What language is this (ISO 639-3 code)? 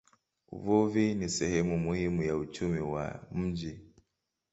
swa